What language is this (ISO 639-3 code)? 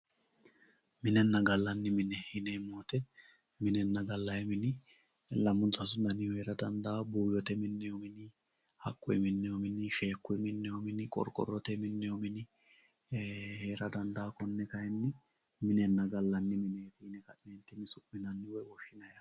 sid